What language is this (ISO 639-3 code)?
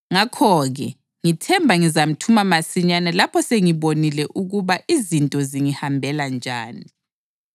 nde